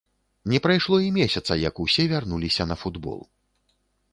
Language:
Belarusian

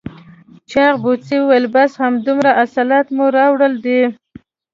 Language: Pashto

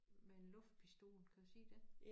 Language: Danish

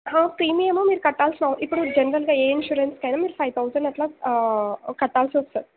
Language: Telugu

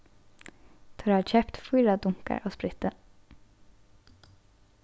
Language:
Faroese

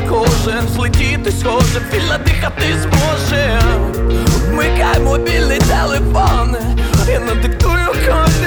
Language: Ukrainian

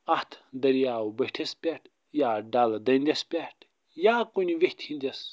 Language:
Kashmiri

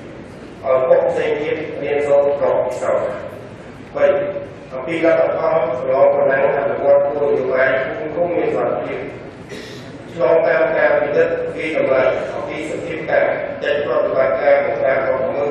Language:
Greek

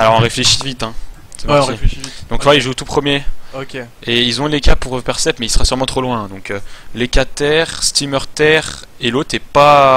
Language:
French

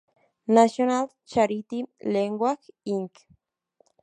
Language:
Spanish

